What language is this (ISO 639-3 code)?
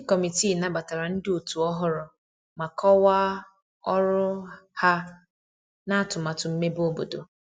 ibo